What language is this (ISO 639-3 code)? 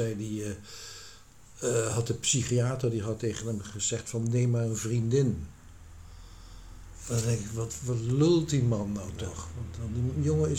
nld